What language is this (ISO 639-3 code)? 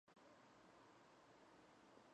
kat